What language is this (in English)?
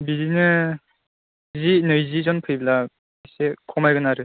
Bodo